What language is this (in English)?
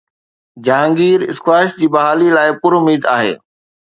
Sindhi